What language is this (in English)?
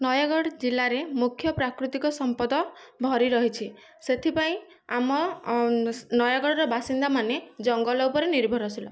Odia